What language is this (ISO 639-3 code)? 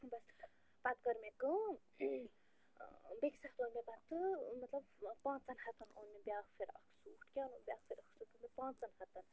kas